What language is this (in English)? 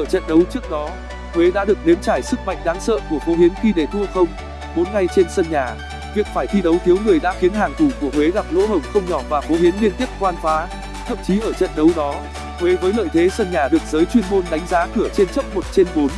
Vietnamese